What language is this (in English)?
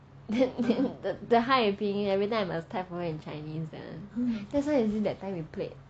English